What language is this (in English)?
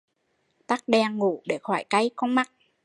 Vietnamese